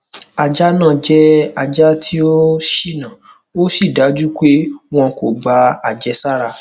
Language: Yoruba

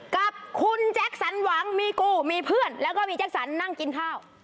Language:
Thai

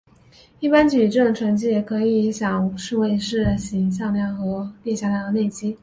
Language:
Chinese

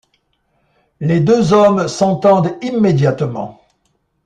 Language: French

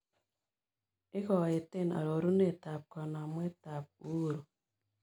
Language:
Kalenjin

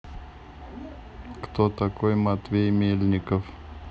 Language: Russian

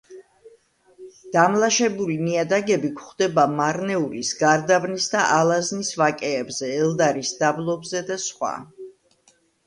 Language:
Georgian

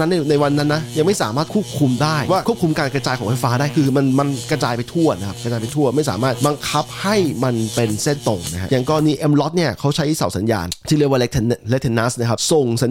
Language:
Thai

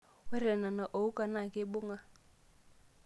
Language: Masai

